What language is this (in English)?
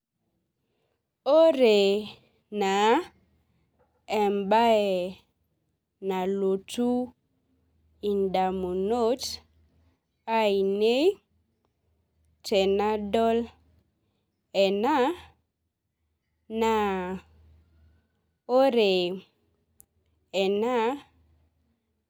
Masai